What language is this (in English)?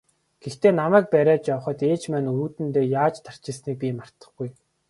Mongolian